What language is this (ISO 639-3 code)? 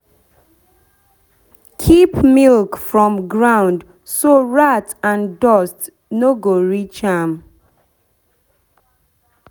pcm